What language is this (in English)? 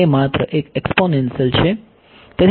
Gujarati